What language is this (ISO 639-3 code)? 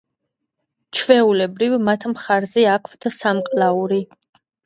kat